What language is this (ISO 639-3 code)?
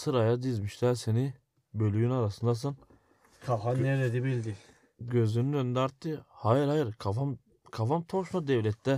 tur